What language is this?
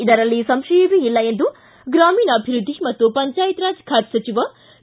Kannada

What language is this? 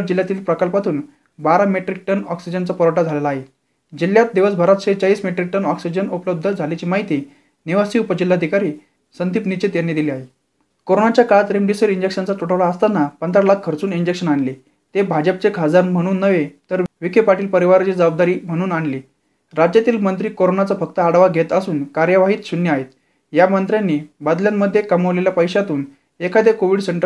Marathi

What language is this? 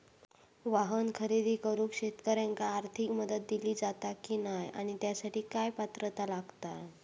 Marathi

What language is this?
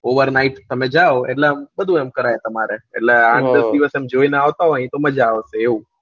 Gujarati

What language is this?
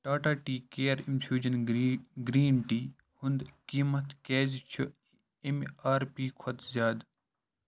Kashmiri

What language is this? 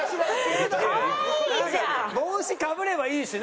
Japanese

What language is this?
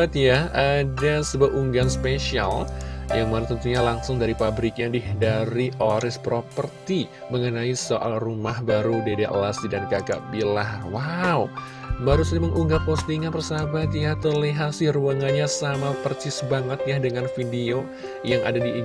Indonesian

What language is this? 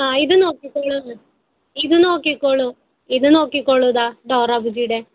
Malayalam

